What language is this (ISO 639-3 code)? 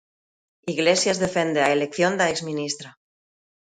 glg